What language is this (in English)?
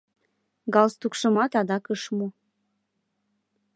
Mari